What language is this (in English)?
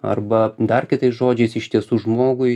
Lithuanian